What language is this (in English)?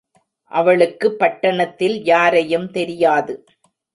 Tamil